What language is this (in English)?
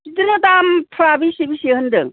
Bodo